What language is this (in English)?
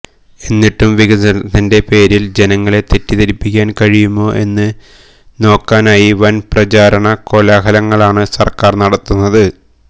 Malayalam